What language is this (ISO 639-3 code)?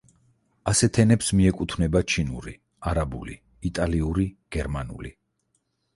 kat